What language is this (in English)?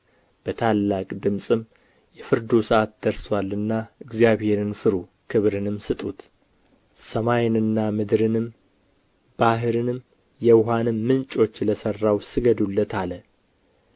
Amharic